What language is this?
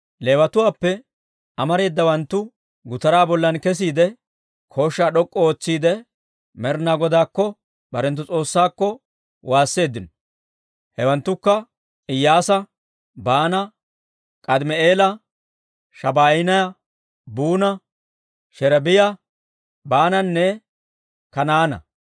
Dawro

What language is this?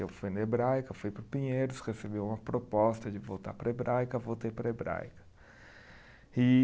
Portuguese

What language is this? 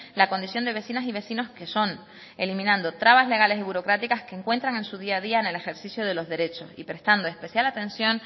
Spanish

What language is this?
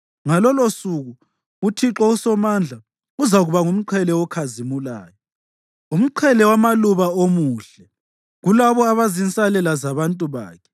North Ndebele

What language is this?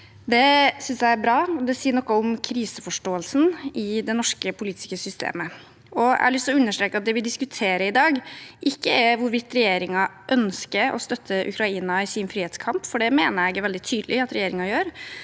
Norwegian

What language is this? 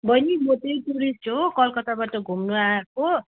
Nepali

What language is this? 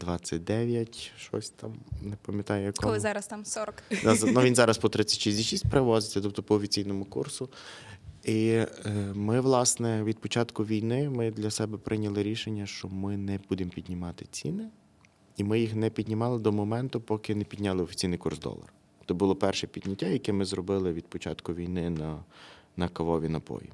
Ukrainian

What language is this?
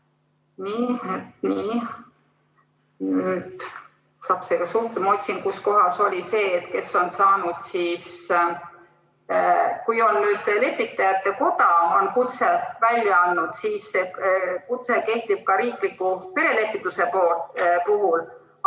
Estonian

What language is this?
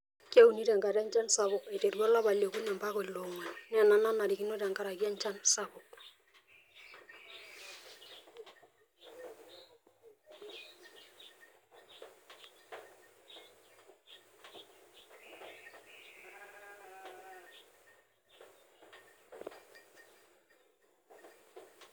Masai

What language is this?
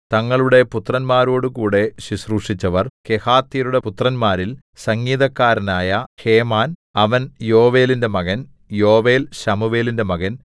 Malayalam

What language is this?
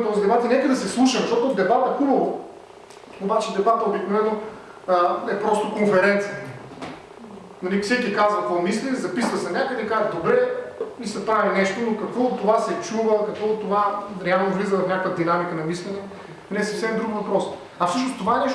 Bulgarian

